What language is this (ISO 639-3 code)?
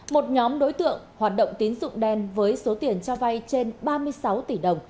vie